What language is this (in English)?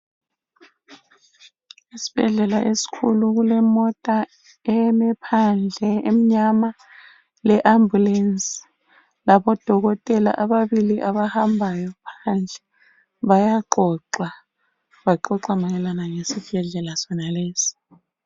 North Ndebele